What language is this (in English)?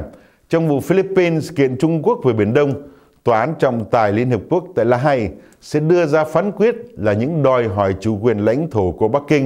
Vietnamese